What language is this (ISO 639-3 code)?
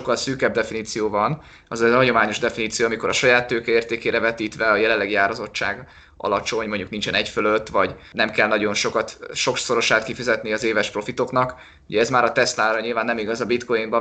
hun